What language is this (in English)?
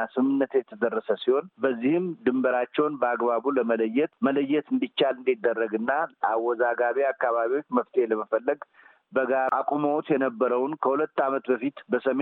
Amharic